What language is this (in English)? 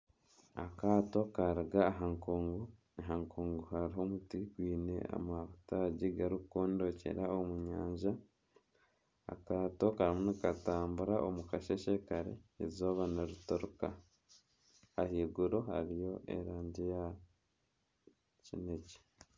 Nyankole